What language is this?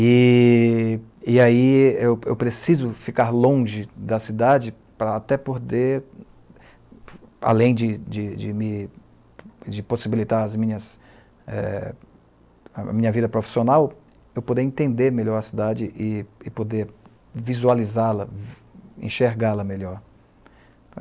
Portuguese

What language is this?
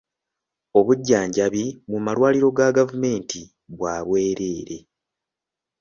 Ganda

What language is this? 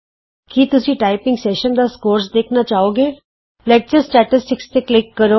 Punjabi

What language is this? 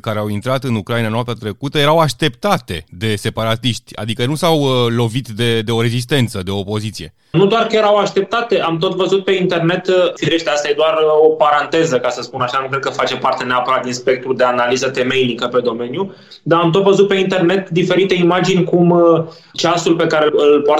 Romanian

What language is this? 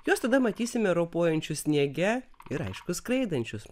Lithuanian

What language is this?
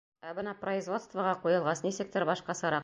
Bashkir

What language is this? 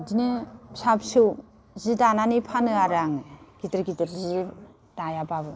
Bodo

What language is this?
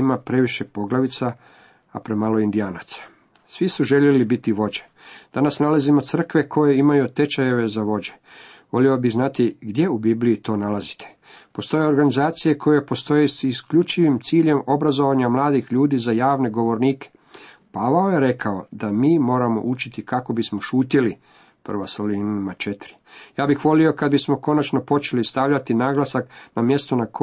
Croatian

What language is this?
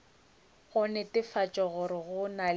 Northern Sotho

